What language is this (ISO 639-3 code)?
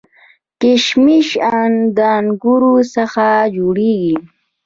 pus